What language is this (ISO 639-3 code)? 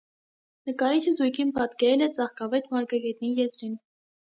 hye